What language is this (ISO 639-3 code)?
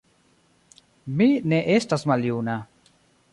epo